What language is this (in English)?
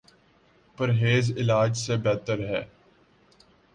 Urdu